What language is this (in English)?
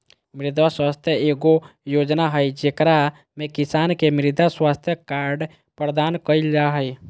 Magahi